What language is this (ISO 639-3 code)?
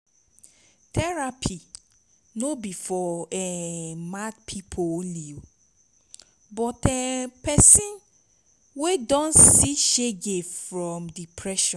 pcm